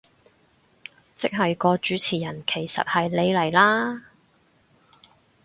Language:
Cantonese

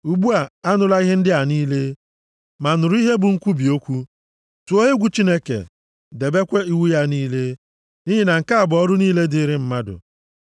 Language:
Igbo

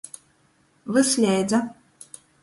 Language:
Latgalian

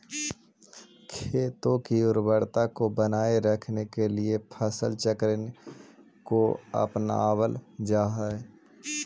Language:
Magahi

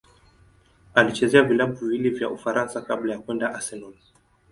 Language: Swahili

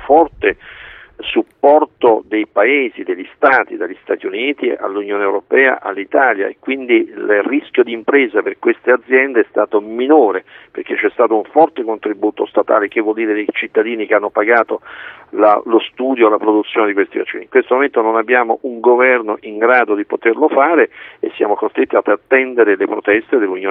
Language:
Italian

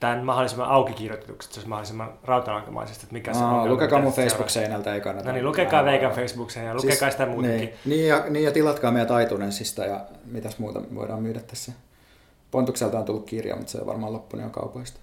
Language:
Finnish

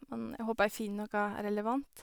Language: Norwegian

